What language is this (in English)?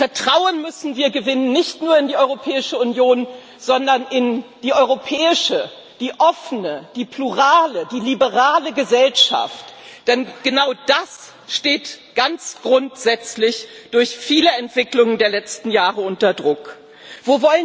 German